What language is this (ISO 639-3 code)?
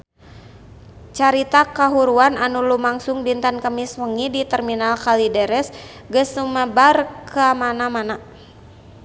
sun